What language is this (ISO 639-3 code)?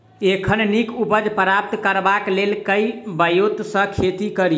mai